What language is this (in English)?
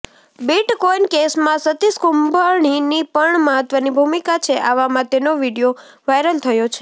Gujarati